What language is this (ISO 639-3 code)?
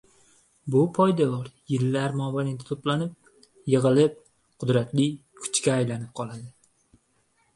uzb